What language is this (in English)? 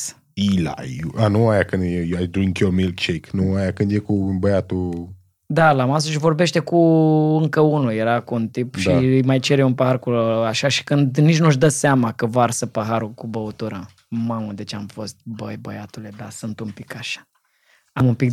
Romanian